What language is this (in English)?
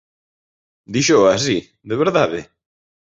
Galician